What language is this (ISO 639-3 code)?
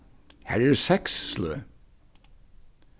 fao